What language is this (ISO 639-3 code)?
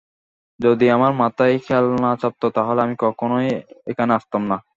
ben